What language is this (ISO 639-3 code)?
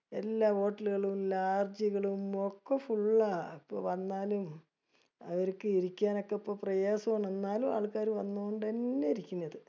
mal